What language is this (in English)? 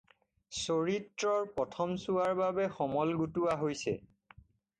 Assamese